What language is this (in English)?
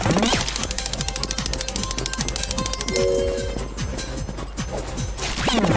Turkish